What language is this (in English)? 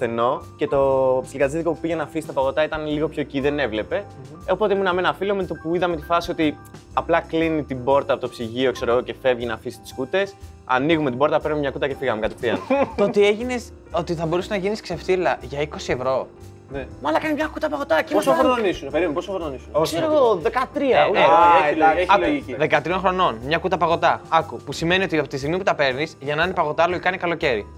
Greek